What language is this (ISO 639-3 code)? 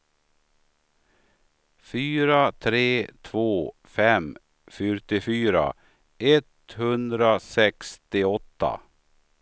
swe